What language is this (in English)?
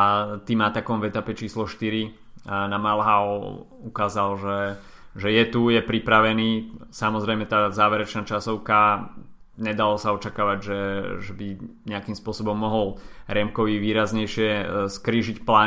Slovak